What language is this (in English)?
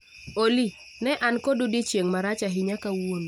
Luo (Kenya and Tanzania)